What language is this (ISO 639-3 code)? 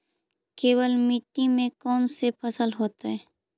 mag